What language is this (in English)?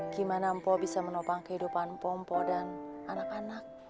Indonesian